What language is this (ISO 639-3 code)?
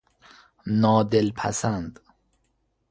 fas